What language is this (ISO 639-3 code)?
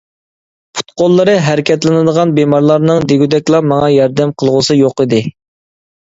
uig